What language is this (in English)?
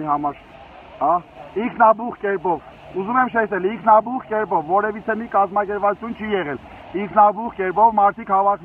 Turkish